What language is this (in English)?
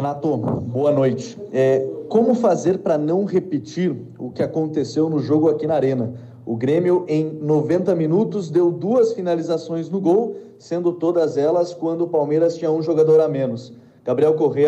Portuguese